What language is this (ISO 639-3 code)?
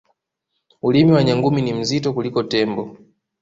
swa